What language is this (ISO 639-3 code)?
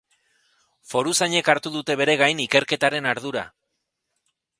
eus